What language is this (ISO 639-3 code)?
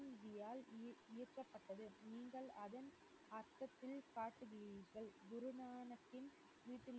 tam